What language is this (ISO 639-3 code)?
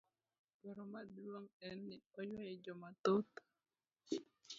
luo